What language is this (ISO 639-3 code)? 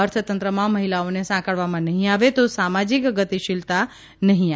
guj